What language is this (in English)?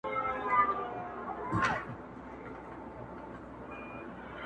Pashto